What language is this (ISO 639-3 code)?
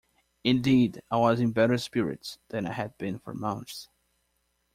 eng